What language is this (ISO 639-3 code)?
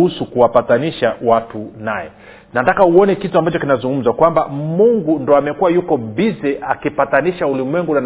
swa